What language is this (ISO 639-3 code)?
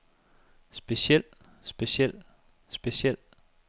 dan